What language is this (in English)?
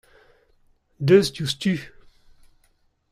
Breton